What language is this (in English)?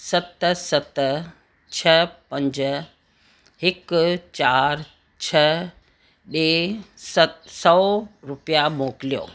Sindhi